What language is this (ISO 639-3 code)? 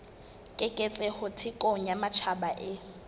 sot